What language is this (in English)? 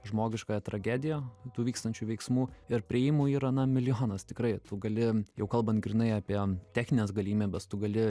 Lithuanian